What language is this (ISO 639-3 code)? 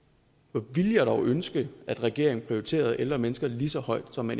dan